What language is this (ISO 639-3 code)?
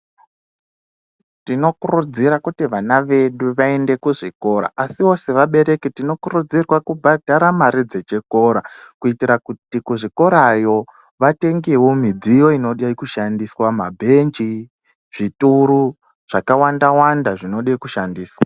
ndc